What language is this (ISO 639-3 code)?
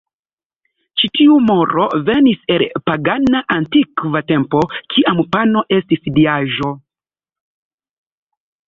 epo